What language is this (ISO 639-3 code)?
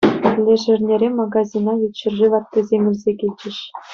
chv